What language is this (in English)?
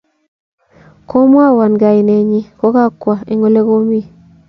Kalenjin